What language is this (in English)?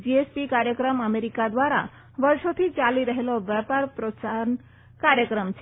Gujarati